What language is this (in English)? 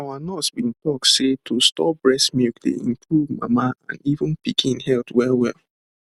Nigerian Pidgin